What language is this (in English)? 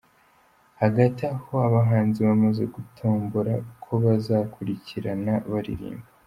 Kinyarwanda